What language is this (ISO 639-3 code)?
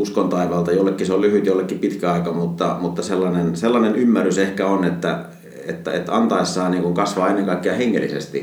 fin